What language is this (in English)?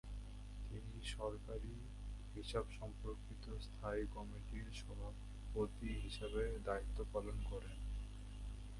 Bangla